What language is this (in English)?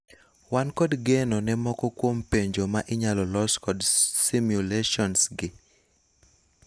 Luo (Kenya and Tanzania)